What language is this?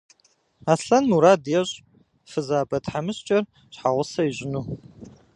Kabardian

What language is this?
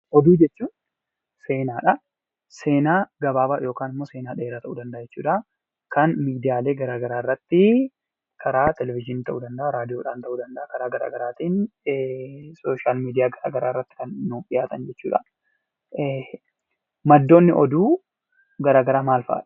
Oromo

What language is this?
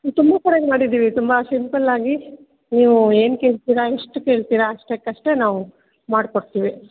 Kannada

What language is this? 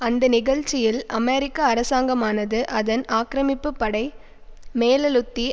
Tamil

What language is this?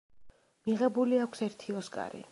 Georgian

